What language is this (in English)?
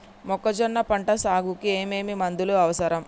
Telugu